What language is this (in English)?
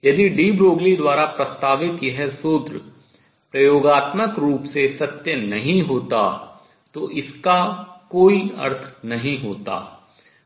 Hindi